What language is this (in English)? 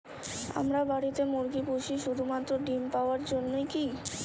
Bangla